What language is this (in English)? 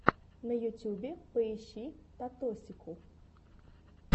Russian